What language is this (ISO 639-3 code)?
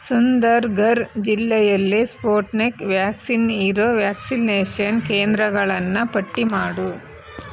kan